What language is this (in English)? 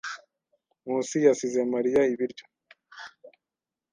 Kinyarwanda